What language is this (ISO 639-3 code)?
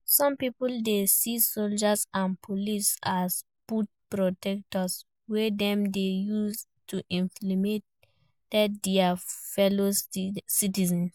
pcm